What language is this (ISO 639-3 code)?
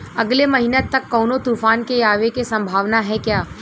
bho